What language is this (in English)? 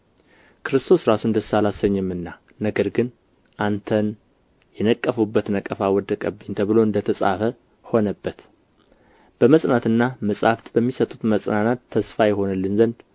Amharic